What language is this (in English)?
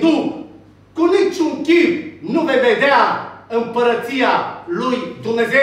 Romanian